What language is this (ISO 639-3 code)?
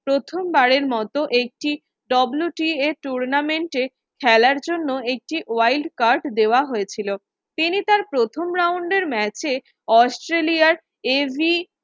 ben